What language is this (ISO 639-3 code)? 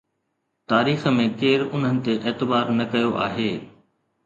snd